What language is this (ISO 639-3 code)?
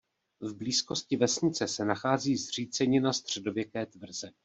ces